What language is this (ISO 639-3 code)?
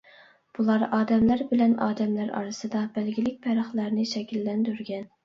uig